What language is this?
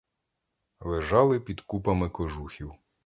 Ukrainian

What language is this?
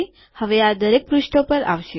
Gujarati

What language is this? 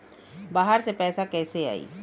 Bhojpuri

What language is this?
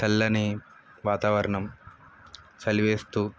Telugu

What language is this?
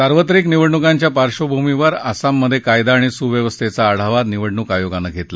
Marathi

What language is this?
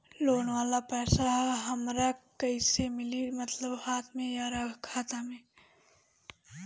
Bhojpuri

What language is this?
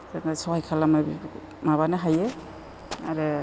Bodo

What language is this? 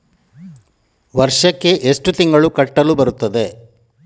Kannada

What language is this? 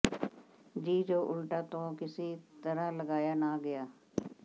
Punjabi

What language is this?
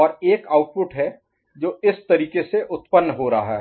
Hindi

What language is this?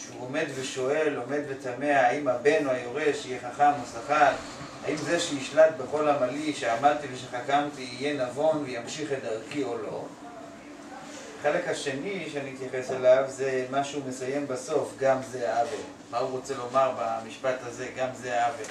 Hebrew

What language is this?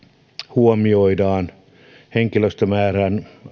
Finnish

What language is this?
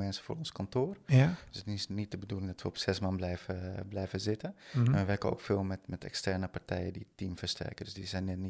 Dutch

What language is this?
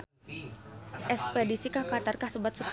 Sundanese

